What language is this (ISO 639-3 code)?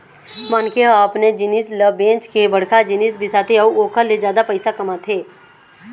hne